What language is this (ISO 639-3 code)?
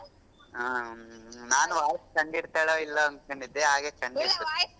kan